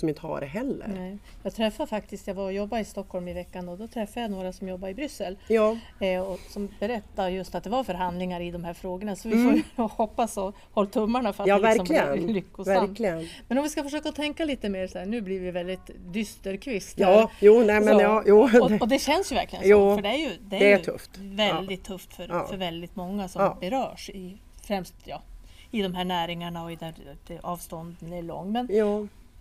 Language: Swedish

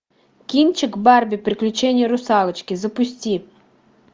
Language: Russian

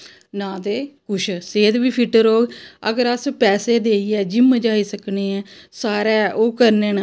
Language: Dogri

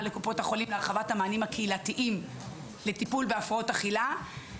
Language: Hebrew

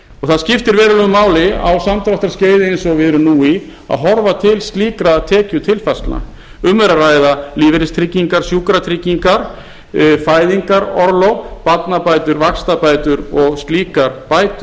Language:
Icelandic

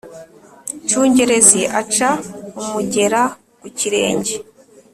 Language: Kinyarwanda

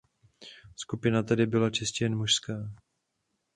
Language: Czech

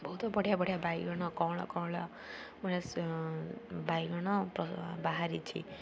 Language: Odia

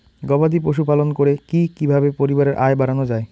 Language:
Bangla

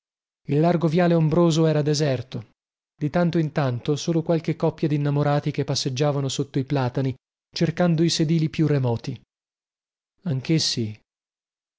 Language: Italian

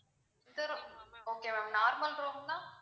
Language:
Tamil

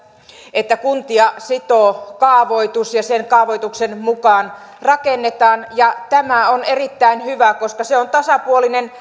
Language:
Finnish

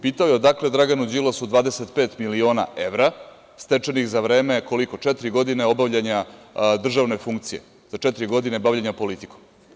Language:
Serbian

